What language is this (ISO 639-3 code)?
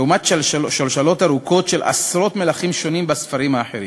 heb